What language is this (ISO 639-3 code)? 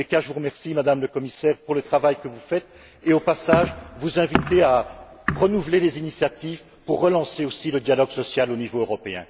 fra